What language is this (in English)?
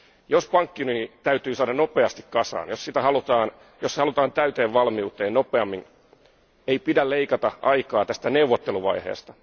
Finnish